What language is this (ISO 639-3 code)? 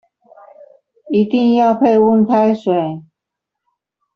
zho